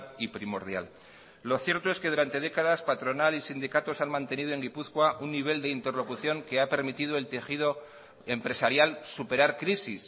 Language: Spanish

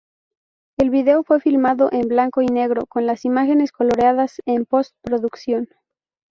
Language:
Spanish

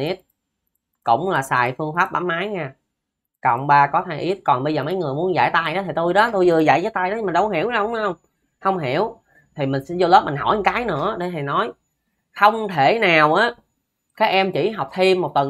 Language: Vietnamese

